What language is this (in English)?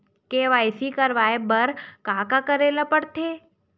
Chhattisgarhi